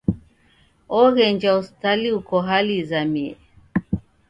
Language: Taita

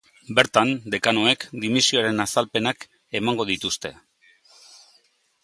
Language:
Basque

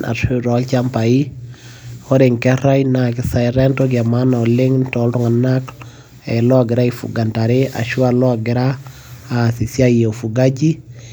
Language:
Masai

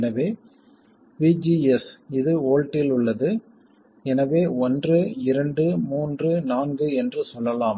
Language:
Tamil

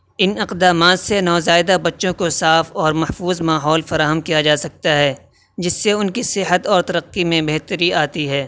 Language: Urdu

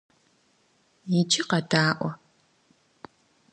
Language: Kabardian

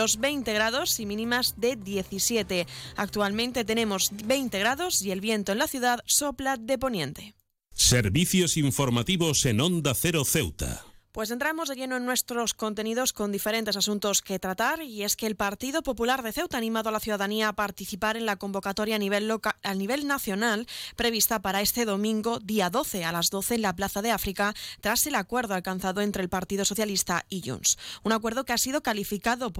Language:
Spanish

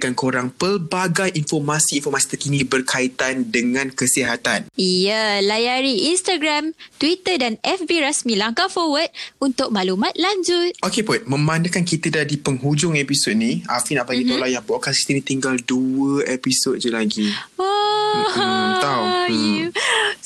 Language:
Malay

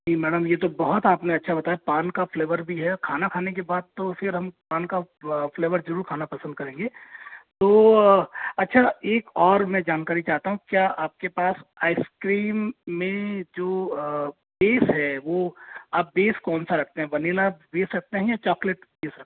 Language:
Hindi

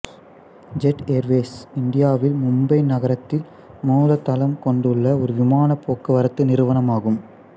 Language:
Tamil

